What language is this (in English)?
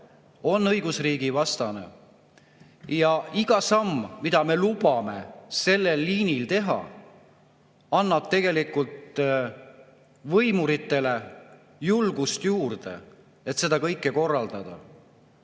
Estonian